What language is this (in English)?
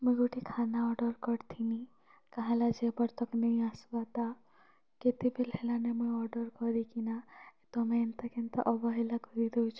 Odia